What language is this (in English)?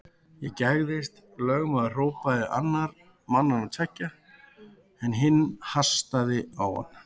Icelandic